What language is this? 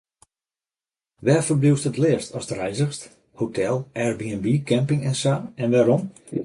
Western Frisian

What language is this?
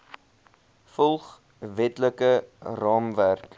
Afrikaans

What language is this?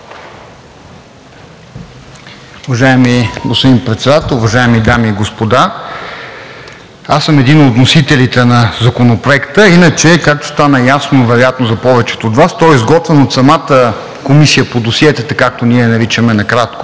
Bulgarian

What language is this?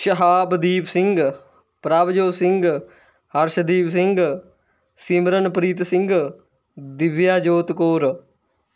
Punjabi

